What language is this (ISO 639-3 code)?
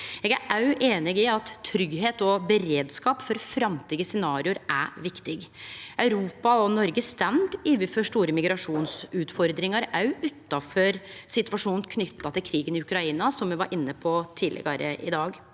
nor